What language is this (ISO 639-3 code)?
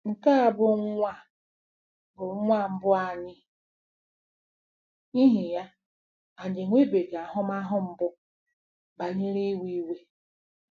ibo